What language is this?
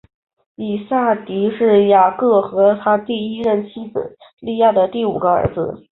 Chinese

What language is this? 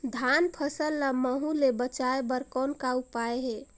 Chhattisgarhi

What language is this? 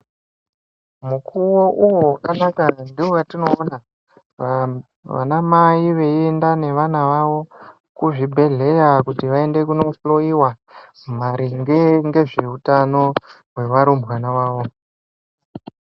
Ndau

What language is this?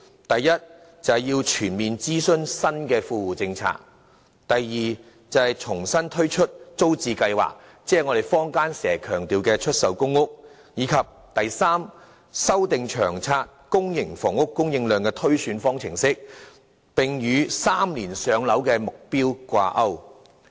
Cantonese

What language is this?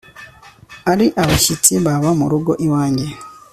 Kinyarwanda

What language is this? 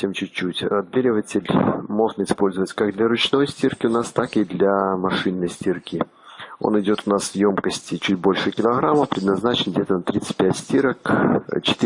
Russian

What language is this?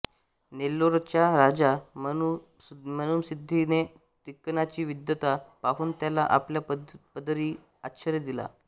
Marathi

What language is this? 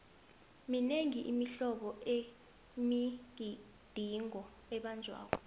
South Ndebele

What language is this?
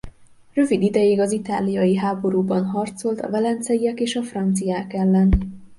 Hungarian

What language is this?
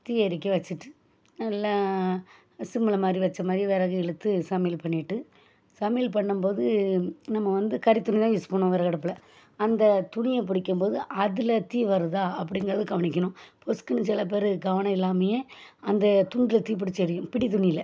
Tamil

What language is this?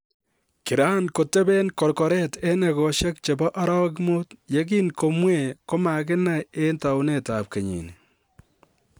Kalenjin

